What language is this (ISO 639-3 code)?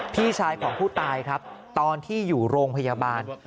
tha